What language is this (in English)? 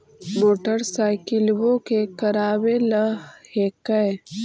Magahi